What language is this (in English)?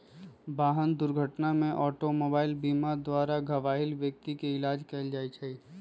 Magahi